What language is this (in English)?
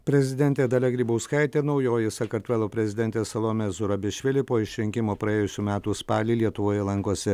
Lithuanian